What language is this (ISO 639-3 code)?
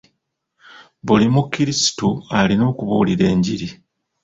lug